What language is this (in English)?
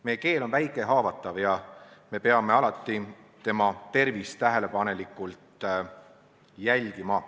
Estonian